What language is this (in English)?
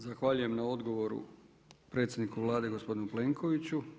Croatian